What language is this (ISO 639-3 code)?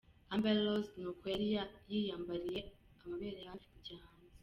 kin